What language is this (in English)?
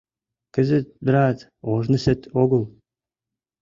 Mari